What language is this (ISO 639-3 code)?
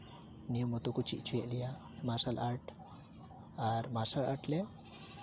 sat